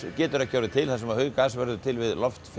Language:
Icelandic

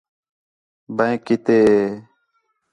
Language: Khetrani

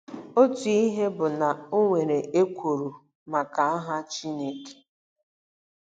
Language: Igbo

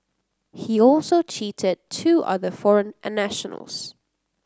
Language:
English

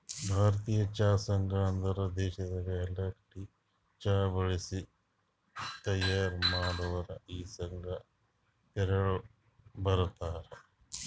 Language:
Kannada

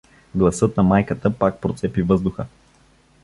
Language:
Bulgarian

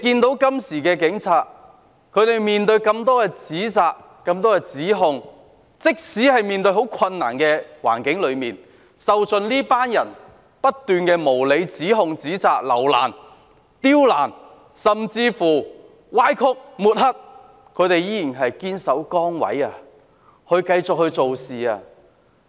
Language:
Cantonese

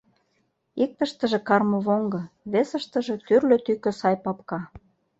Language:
Mari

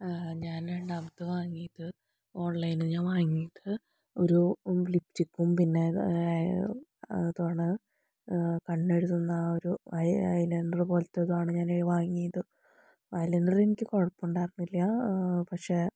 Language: Malayalam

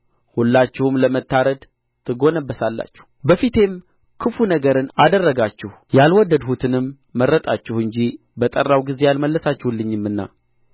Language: Amharic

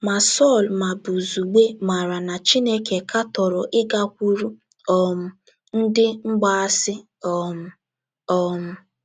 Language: Igbo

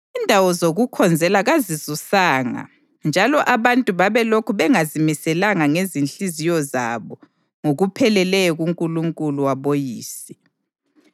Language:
North Ndebele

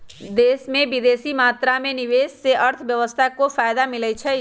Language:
Magahi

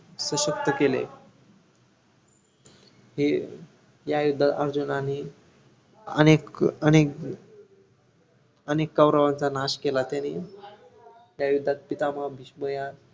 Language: Marathi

